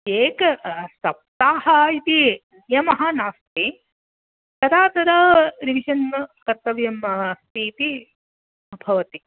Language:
Sanskrit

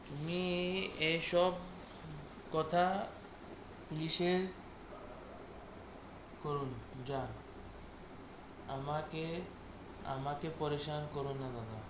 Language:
Bangla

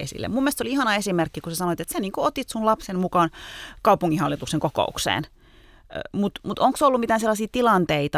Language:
Finnish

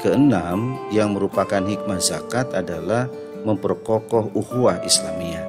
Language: Indonesian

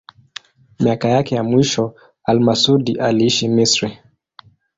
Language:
Swahili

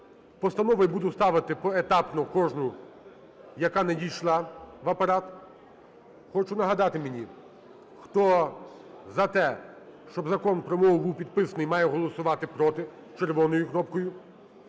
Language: Ukrainian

